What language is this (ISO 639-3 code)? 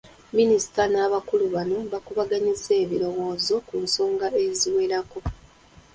lug